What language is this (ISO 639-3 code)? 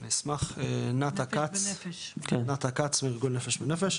heb